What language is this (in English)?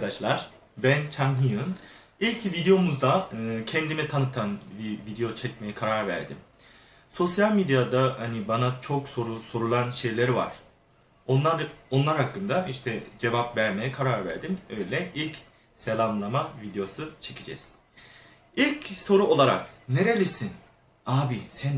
Turkish